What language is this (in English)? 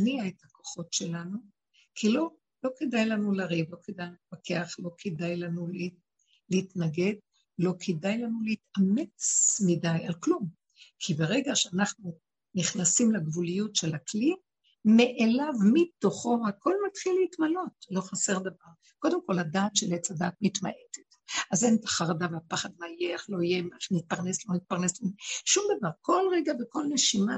Hebrew